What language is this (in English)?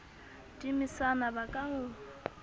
Southern Sotho